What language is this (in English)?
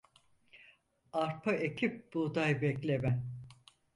Turkish